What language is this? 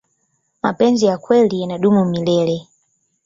Swahili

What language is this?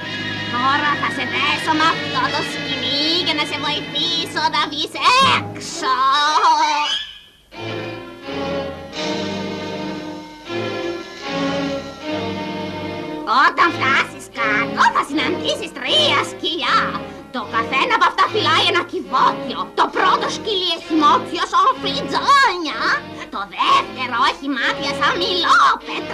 Greek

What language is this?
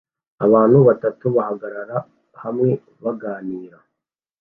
Kinyarwanda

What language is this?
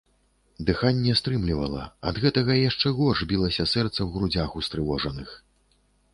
Belarusian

